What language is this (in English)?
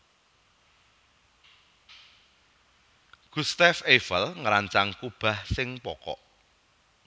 Javanese